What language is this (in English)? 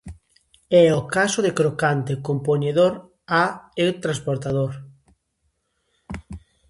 Galician